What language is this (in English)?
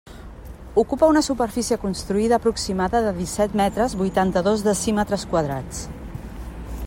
Catalan